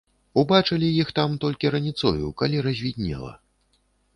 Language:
Belarusian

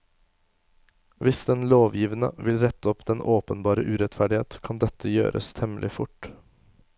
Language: Norwegian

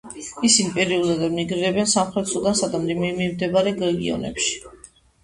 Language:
Georgian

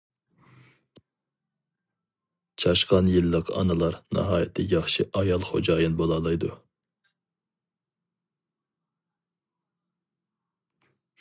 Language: Uyghur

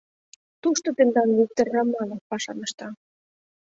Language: Mari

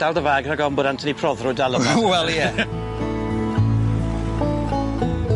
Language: Welsh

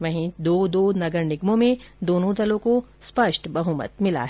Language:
Hindi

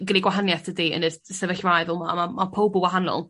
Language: Welsh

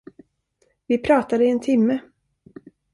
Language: Swedish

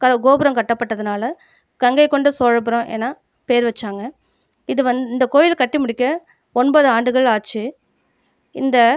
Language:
Tamil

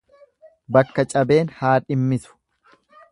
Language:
Oromo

